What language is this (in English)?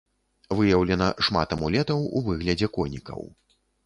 Belarusian